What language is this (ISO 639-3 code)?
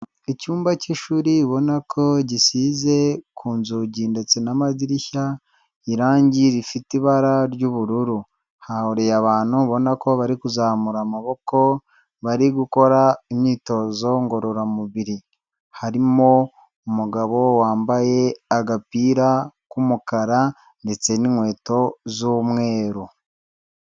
kin